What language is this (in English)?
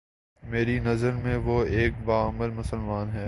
Urdu